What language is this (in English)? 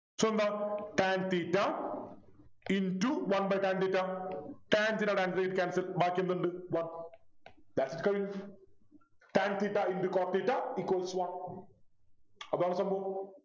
Malayalam